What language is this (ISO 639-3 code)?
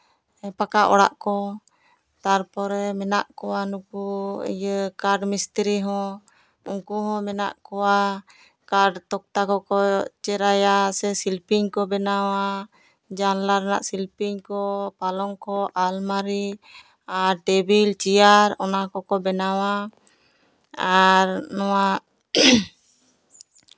sat